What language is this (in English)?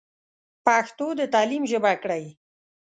Pashto